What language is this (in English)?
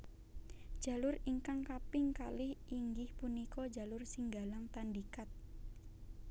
Javanese